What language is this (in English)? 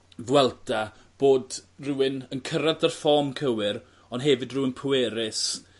Welsh